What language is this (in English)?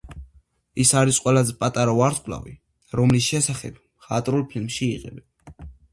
Georgian